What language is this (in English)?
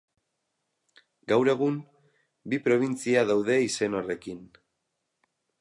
Basque